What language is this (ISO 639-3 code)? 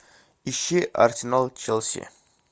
rus